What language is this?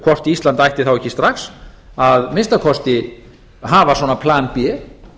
Icelandic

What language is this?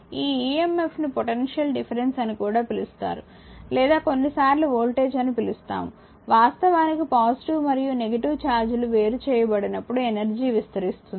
Telugu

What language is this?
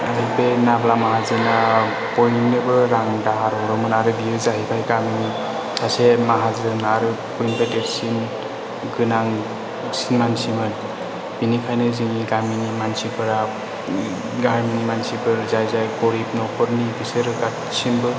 Bodo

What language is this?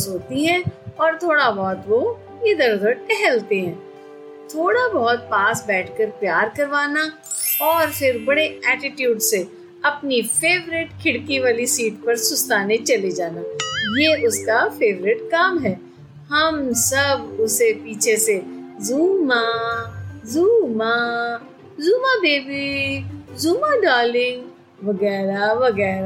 Hindi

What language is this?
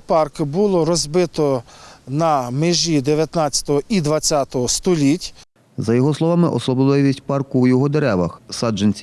Ukrainian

